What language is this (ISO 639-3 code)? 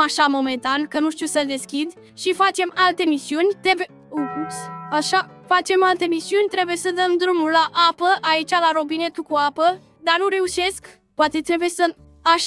ron